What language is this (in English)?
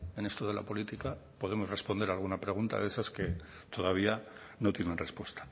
Spanish